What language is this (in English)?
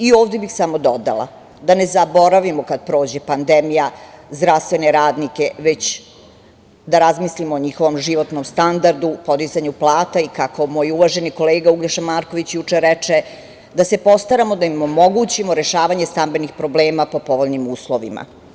Serbian